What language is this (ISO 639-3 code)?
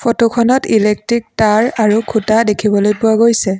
asm